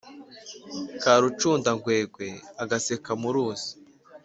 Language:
Kinyarwanda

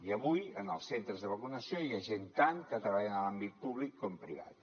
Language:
Catalan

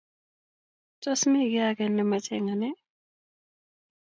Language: Kalenjin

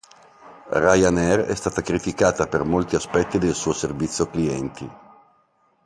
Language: Italian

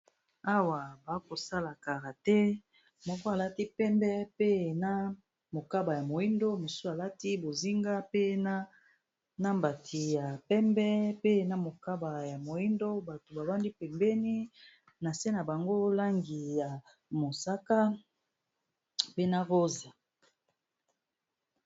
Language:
Lingala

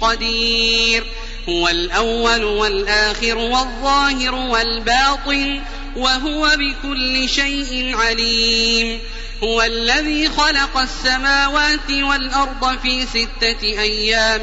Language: Arabic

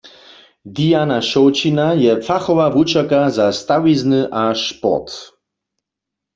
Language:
Upper Sorbian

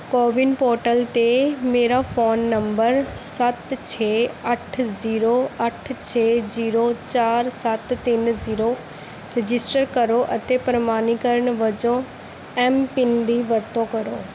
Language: Punjabi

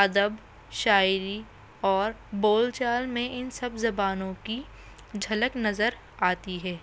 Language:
Urdu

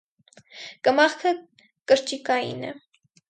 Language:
Armenian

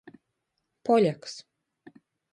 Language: Latgalian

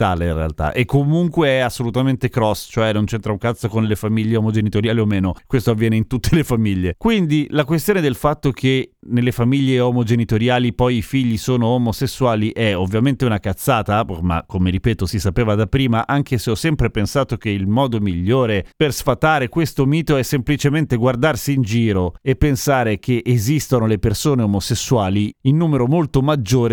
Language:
Italian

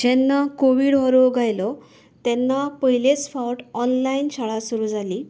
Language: Konkani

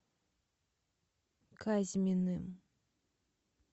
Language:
Russian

